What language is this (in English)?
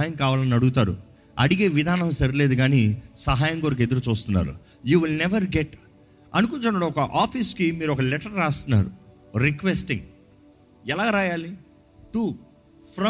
Telugu